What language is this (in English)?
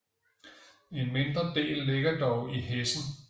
Danish